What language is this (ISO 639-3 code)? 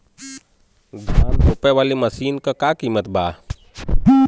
bho